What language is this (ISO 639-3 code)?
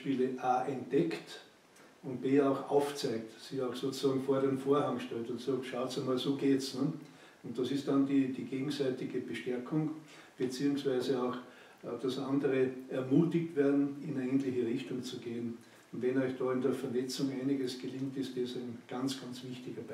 deu